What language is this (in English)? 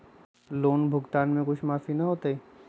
Magahi